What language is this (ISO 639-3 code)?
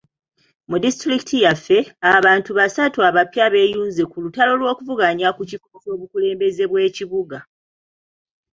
lug